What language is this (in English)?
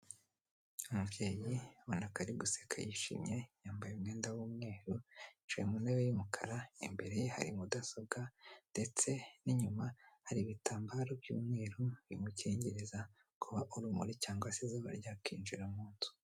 Kinyarwanda